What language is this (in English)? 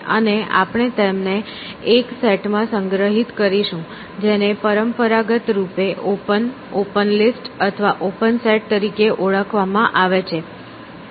Gujarati